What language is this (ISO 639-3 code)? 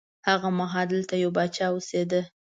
pus